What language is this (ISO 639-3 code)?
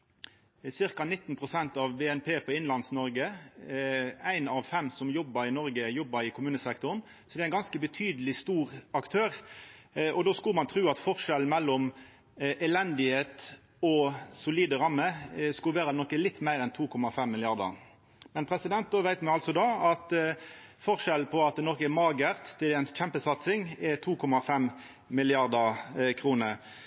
nno